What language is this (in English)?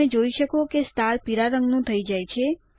Gujarati